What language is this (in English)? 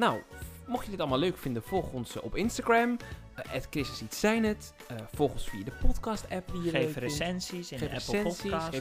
Dutch